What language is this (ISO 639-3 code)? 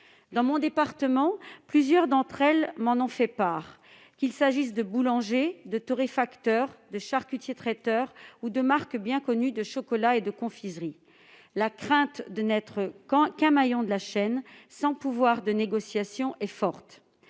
fra